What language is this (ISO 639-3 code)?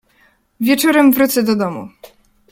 pol